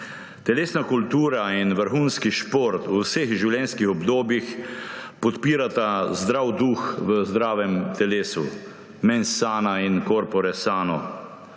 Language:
Slovenian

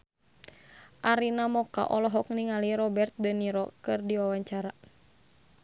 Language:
Sundanese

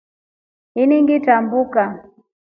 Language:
Rombo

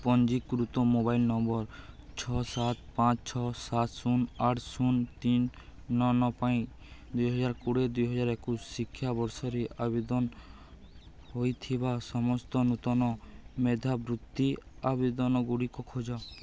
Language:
Odia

